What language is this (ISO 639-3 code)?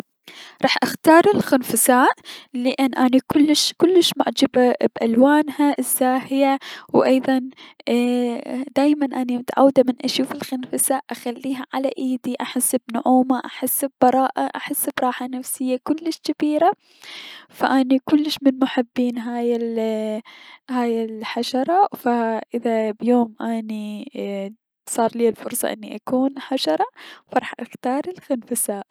acm